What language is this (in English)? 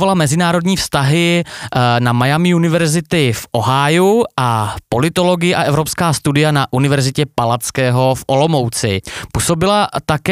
Czech